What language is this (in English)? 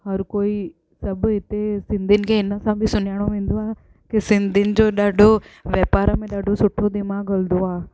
Sindhi